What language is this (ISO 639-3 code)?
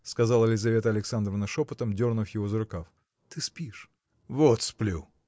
rus